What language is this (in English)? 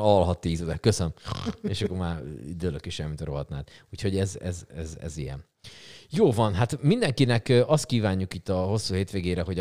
Hungarian